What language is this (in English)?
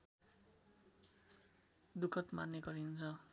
Nepali